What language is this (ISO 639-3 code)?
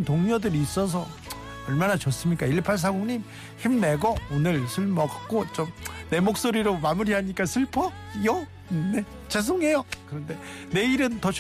kor